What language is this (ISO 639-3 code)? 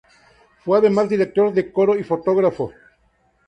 spa